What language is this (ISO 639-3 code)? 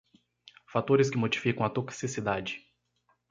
por